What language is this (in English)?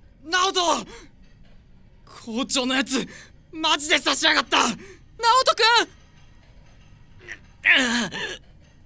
Japanese